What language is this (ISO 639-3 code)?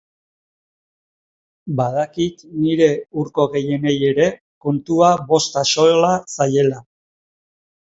eus